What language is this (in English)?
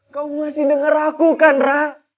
Indonesian